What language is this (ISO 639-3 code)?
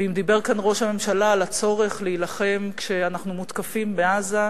heb